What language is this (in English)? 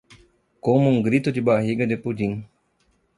Portuguese